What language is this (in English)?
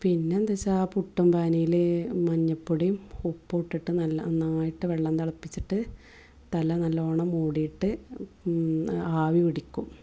Malayalam